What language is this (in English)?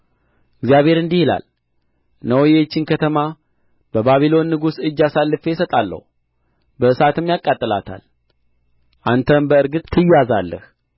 Amharic